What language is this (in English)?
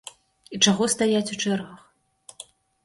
Belarusian